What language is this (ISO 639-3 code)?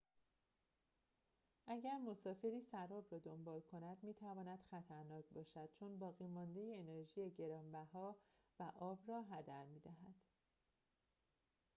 fas